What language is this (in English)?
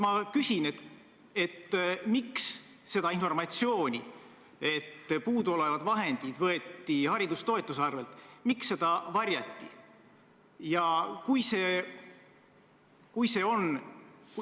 Estonian